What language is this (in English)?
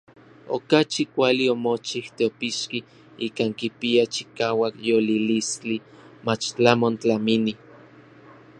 Orizaba Nahuatl